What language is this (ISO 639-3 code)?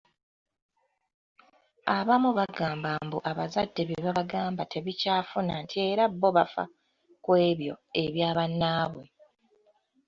lug